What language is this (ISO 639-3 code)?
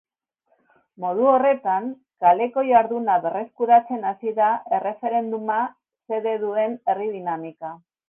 eus